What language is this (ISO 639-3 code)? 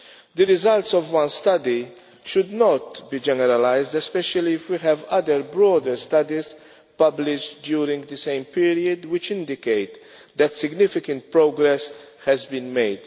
eng